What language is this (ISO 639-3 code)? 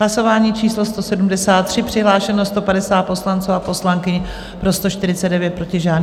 ces